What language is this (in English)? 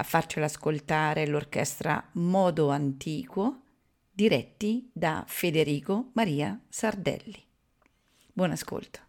Italian